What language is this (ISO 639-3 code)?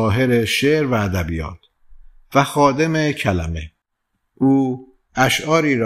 fas